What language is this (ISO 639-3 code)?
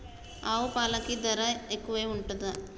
tel